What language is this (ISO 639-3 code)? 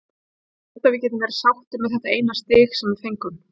isl